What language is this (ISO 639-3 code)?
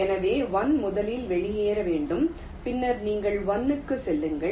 tam